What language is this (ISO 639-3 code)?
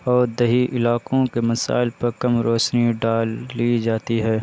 urd